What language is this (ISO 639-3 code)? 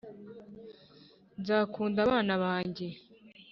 kin